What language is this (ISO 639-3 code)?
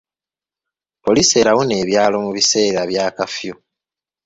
lug